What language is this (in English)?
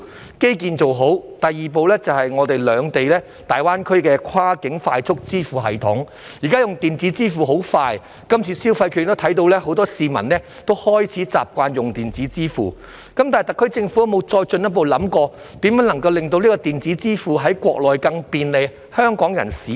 Cantonese